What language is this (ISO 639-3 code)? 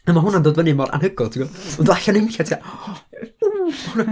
cym